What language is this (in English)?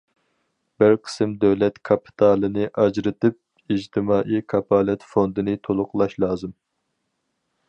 Uyghur